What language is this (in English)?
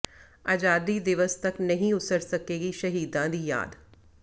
Punjabi